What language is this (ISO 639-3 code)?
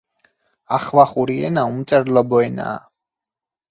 kat